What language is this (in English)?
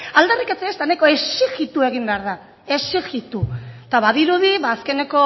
Basque